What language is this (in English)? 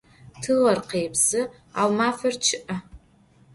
Adyghe